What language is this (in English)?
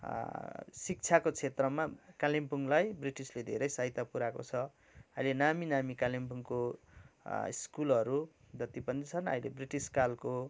Nepali